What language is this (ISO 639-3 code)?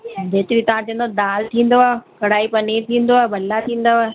snd